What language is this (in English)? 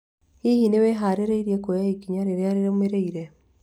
Kikuyu